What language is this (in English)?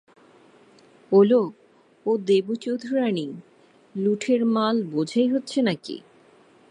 Bangla